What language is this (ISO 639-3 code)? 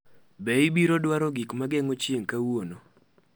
luo